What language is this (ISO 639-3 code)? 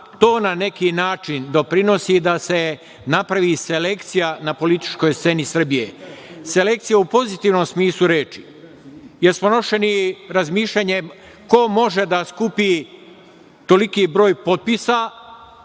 srp